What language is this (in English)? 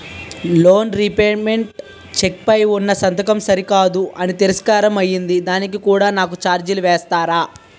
Telugu